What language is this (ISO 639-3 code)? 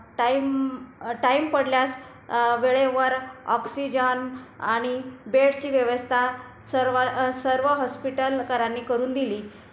mar